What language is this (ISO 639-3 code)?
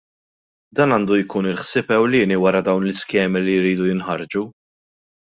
mlt